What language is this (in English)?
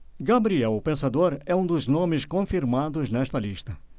Portuguese